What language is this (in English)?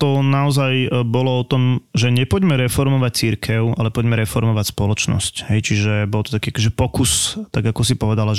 Slovak